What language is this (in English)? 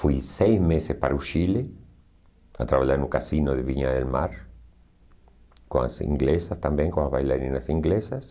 Portuguese